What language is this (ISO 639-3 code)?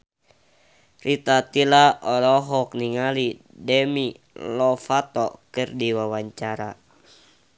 sun